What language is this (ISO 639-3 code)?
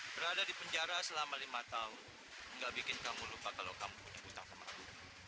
ind